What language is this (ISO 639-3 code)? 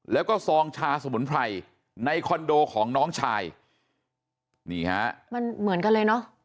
tha